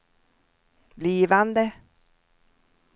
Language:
Swedish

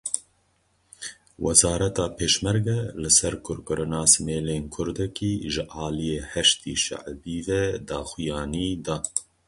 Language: Kurdish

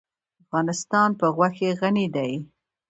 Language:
Pashto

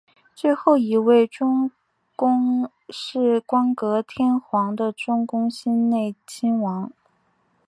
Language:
Chinese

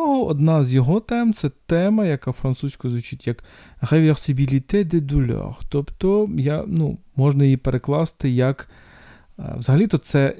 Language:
Ukrainian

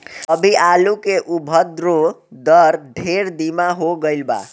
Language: Bhojpuri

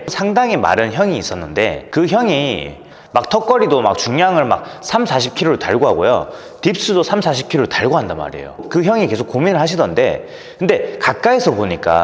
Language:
Korean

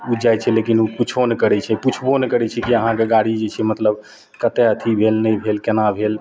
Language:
Maithili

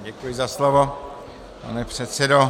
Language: Czech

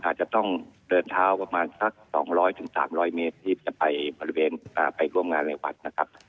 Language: Thai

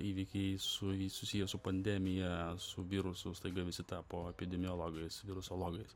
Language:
Lithuanian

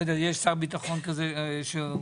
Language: Hebrew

